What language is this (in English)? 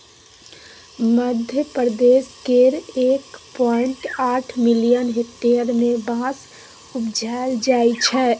Maithili